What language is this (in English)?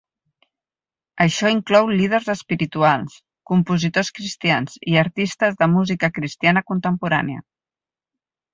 Catalan